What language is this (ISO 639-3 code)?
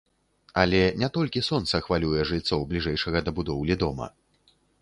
bel